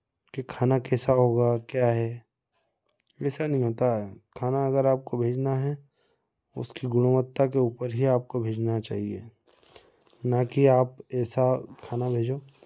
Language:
Hindi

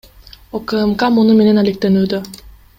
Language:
Kyrgyz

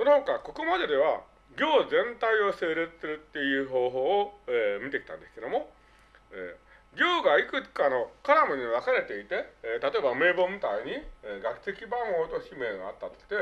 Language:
Japanese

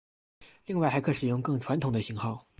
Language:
Chinese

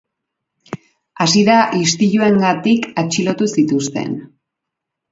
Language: Basque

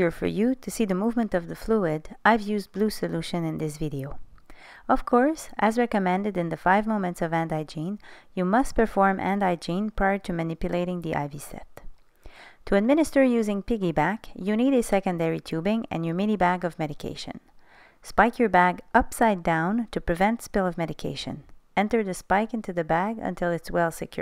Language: English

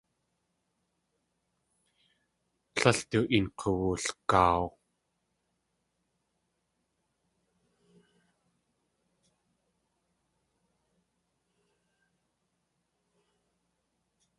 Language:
Tlingit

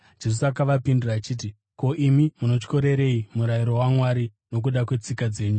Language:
Shona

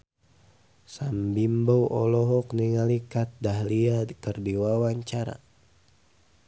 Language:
Sundanese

